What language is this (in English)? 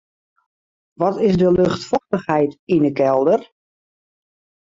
Western Frisian